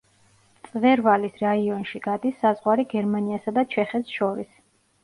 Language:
Georgian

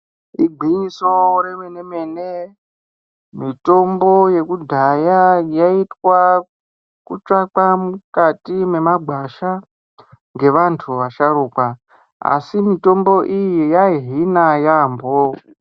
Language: Ndau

